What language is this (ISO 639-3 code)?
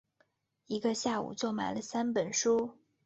zho